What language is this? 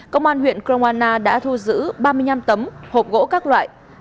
Vietnamese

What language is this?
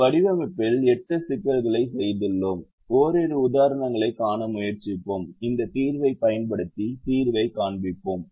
Tamil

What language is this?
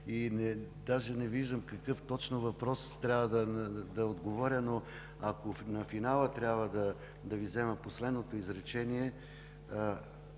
Bulgarian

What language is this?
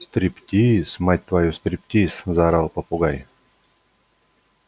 Russian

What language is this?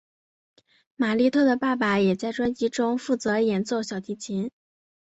Chinese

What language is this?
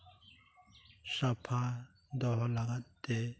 Santali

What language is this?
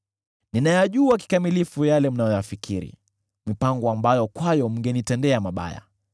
Swahili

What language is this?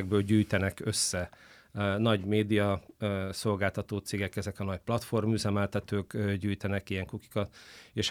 Hungarian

